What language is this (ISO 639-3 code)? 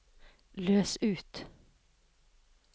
nor